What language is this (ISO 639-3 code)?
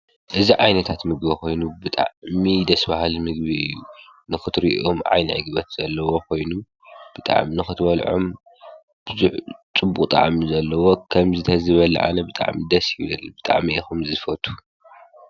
tir